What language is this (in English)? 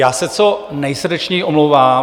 Czech